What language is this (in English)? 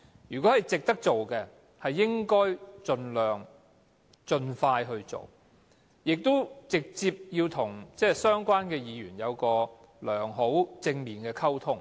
Cantonese